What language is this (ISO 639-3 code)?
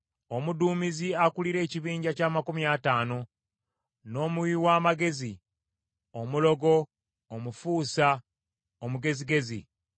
lug